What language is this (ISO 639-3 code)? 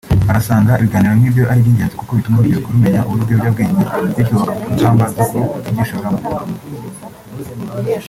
kin